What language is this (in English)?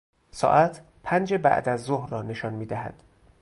Persian